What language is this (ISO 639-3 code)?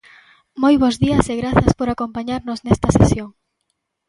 glg